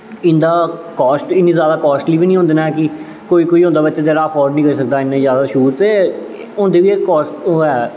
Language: Dogri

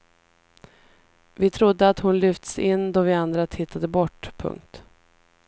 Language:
Swedish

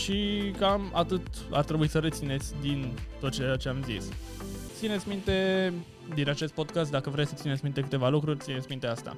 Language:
Romanian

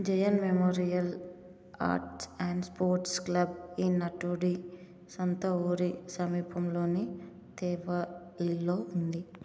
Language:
Telugu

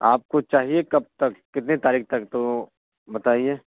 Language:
Urdu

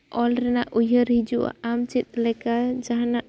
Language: Santali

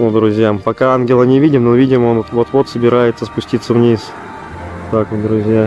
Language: Russian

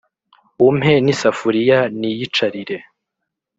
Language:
Kinyarwanda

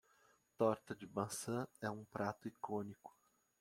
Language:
Portuguese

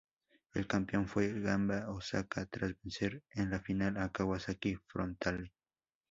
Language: Spanish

